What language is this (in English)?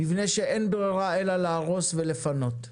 Hebrew